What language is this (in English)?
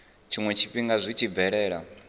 Venda